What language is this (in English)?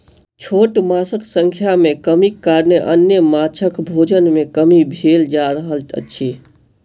Maithili